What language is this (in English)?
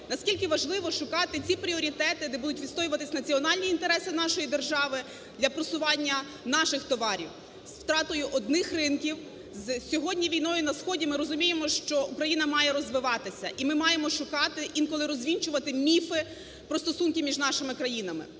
Ukrainian